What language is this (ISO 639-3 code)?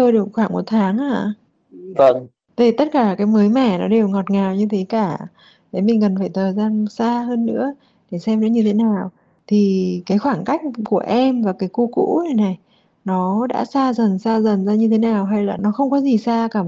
vie